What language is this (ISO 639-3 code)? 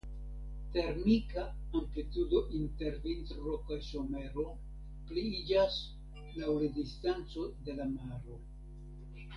epo